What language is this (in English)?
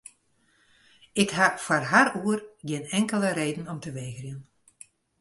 Western Frisian